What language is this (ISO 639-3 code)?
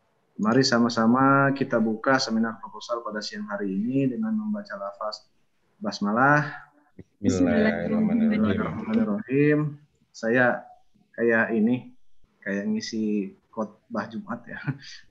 ind